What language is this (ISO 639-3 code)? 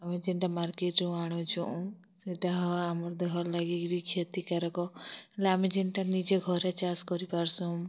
ori